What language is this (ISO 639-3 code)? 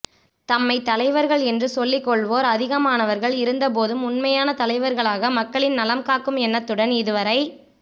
tam